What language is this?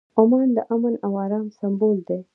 Pashto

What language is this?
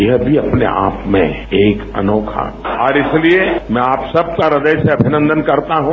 Hindi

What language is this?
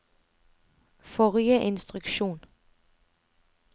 Norwegian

